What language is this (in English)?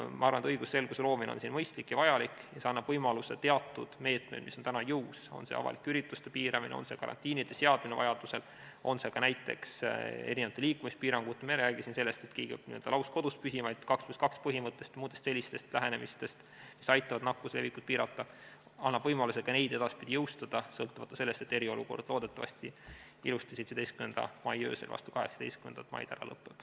Estonian